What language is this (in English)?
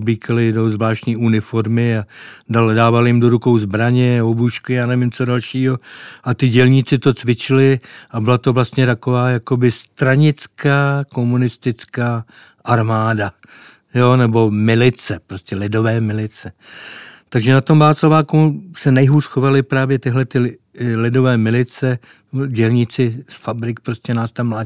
Czech